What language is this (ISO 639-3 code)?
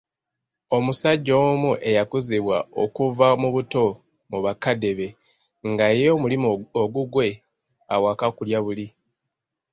lug